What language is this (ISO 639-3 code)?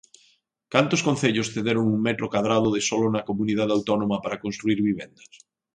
glg